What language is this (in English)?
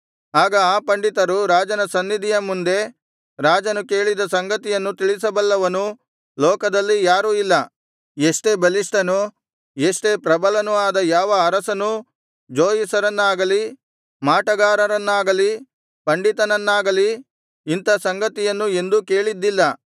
Kannada